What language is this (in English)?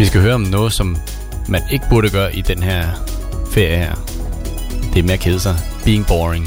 Danish